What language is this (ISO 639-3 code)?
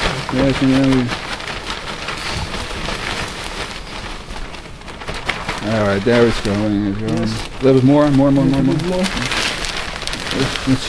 eng